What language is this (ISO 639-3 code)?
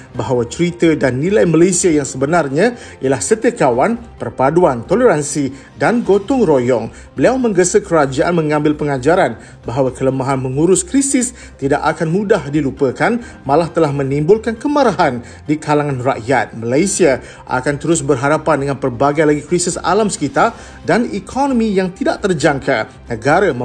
msa